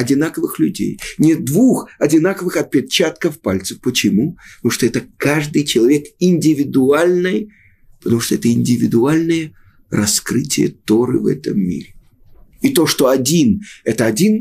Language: Russian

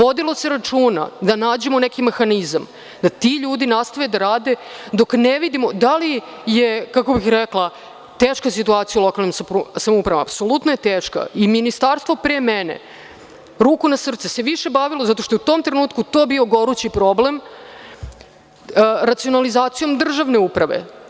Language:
Serbian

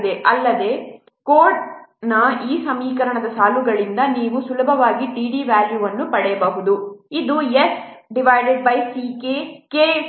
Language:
Kannada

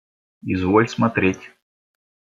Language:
Russian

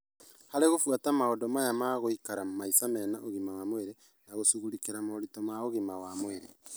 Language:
Kikuyu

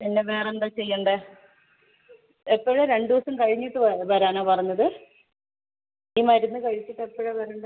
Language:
Malayalam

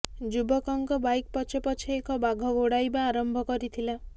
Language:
Odia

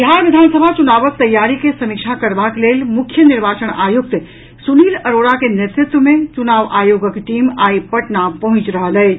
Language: Maithili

